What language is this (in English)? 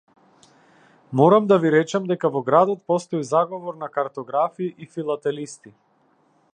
Macedonian